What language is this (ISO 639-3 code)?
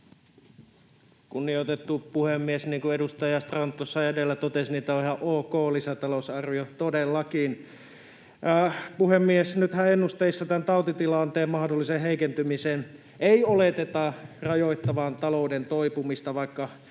fin